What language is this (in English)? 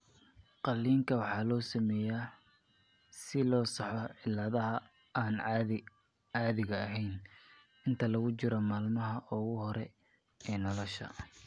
Somali